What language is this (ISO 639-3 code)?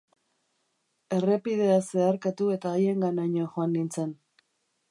eus